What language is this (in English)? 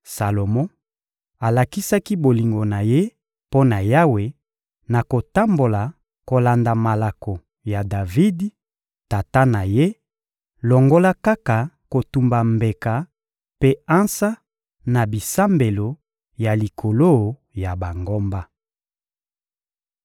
Lingala